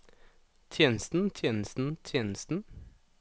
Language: Norwegian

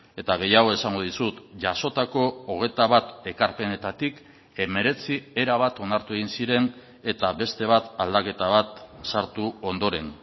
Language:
Basque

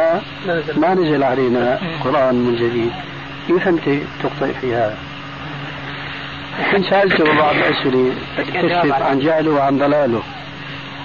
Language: Arabic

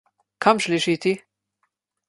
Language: Slovenian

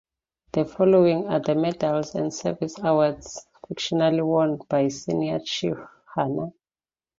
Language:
English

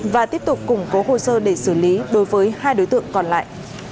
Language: Vietnamese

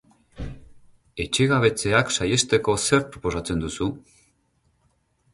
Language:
Basque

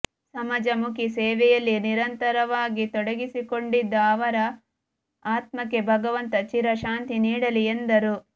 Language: Kannada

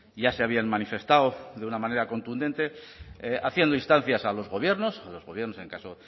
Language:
Spanish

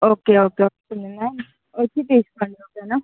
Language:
Telugu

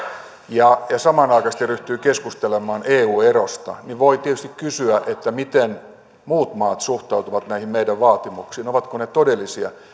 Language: Finnish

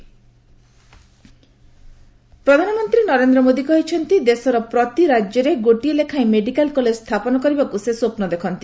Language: Odia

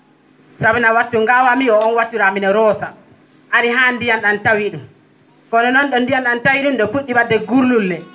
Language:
Fula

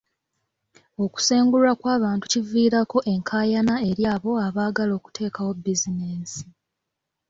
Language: Ganda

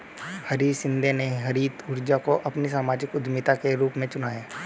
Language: Hindi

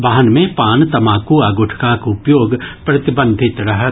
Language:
Maithili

